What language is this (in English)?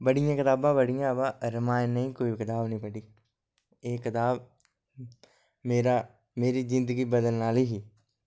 Dogri